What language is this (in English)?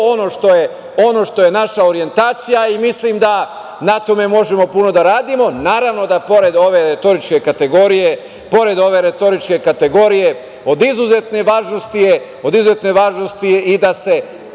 Serbian